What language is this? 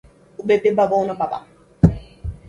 Portuguese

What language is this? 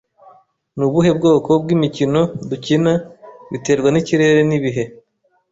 Kinyarwanda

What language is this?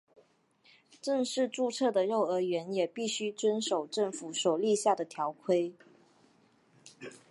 Chinese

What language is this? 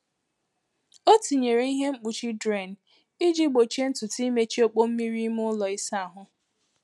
Igbo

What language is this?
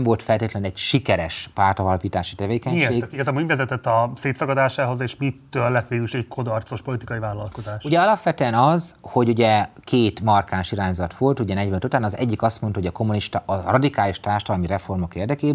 Hungarian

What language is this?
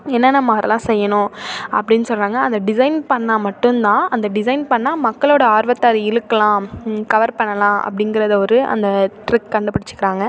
Tamil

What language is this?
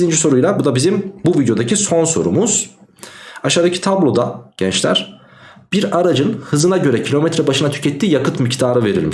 Turkish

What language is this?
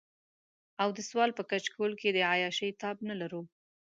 Pashto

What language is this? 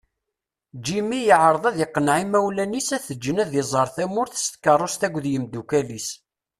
Kabyle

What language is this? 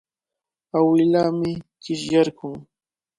Cajatambo North Lima Quechua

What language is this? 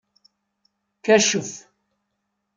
Kabyle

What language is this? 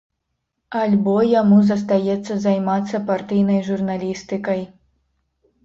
Belarusian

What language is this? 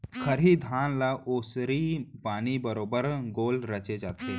Chhattisgarhi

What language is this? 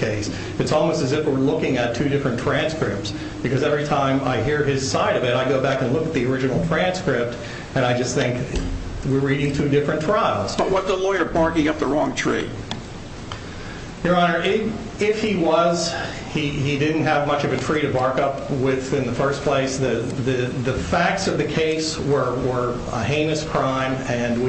English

